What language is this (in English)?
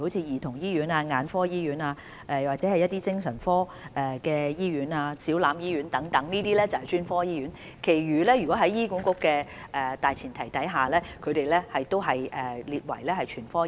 Cantonese